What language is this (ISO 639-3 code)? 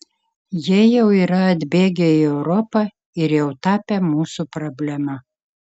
lit